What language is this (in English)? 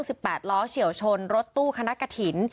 Thai